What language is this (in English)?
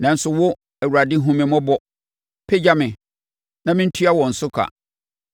Akan